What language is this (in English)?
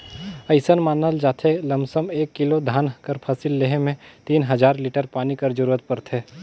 Chhattisgarhi